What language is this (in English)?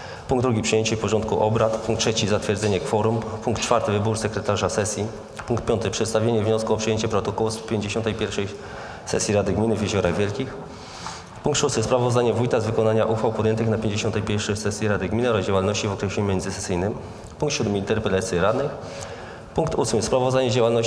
Polish